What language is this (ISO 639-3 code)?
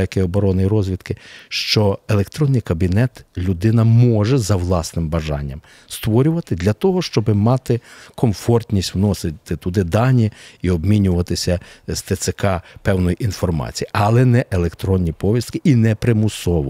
ukr